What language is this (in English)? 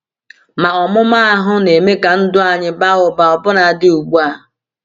Igbo